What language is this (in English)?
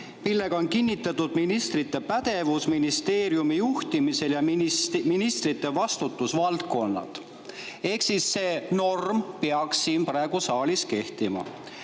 Estonian